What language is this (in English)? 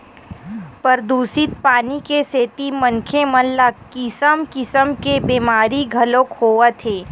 Chhattisgarhi